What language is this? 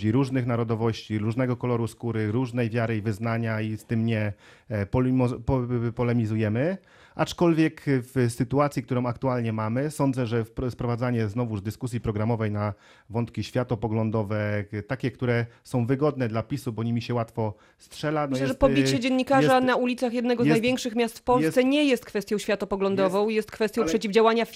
Polish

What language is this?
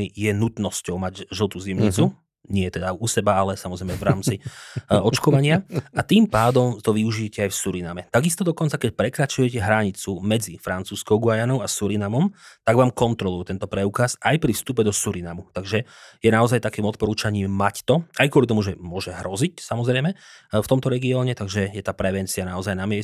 Slovak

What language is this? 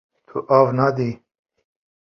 Kurdish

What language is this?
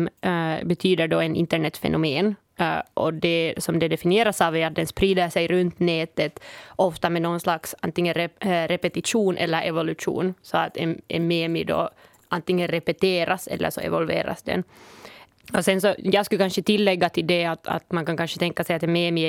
Swedish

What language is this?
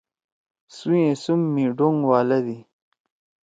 Torwali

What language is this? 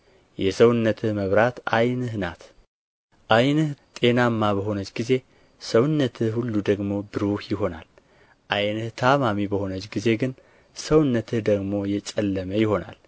Amharic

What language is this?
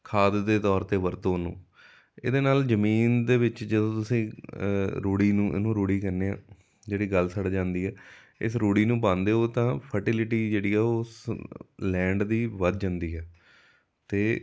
Punjabi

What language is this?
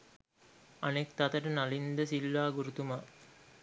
Sinhala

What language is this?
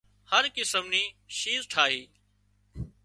Wadiyara Koli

